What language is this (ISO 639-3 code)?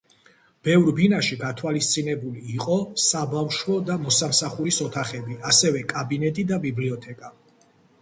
kat